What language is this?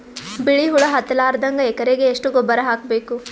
Kannada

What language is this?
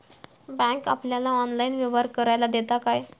Marathi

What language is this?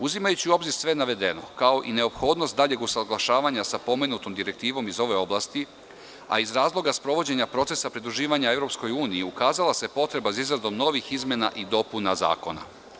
Serbian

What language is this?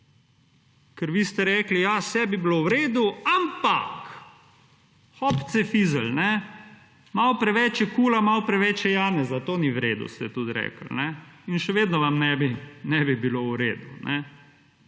Slovenian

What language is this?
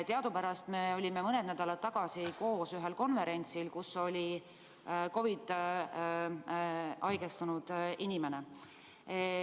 Estonian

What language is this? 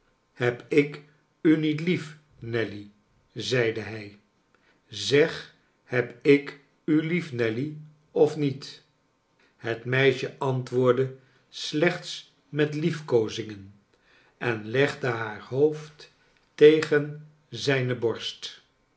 Dutch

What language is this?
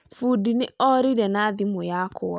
Kikuyu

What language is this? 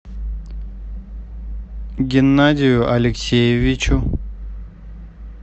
Russian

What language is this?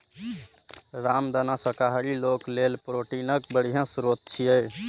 Maithili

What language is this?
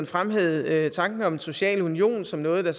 Danish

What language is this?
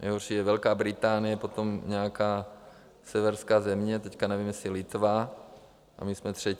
Czech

